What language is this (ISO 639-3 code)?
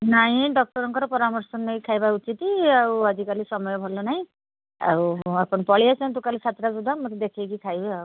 ori